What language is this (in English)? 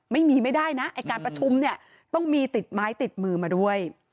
Thai